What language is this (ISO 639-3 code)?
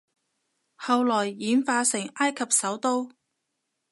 yue